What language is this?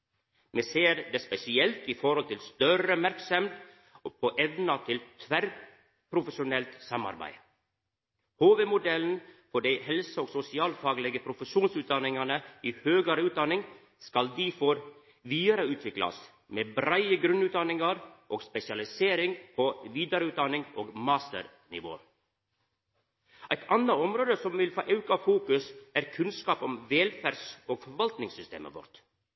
Norwegian Nynorsk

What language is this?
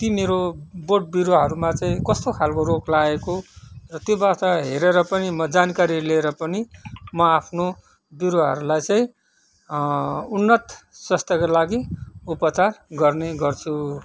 Nepali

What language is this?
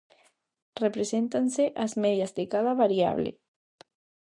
Galician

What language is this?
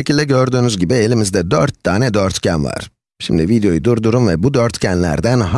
Turkish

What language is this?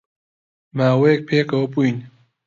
Central Kurdish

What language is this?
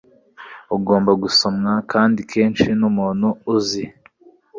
Kinyarwanda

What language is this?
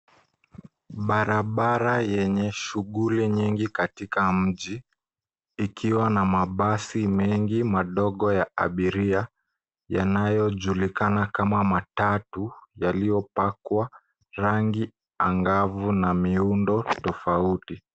Swahili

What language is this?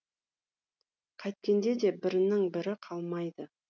Kazakh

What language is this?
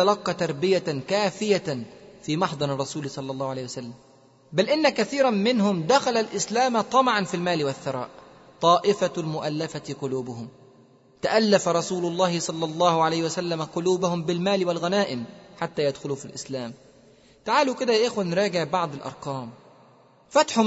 Arabic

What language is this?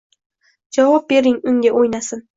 Uzbek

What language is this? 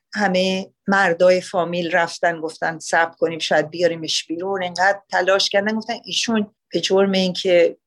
Persian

